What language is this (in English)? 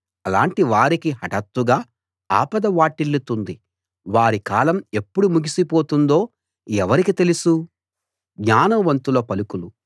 Telugu